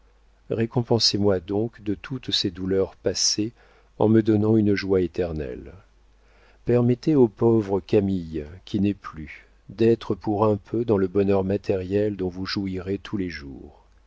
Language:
French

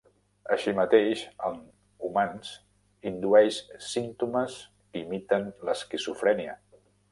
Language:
Catalan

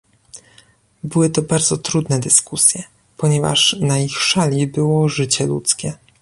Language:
Polish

